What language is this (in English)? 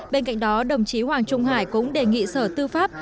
Vietnamese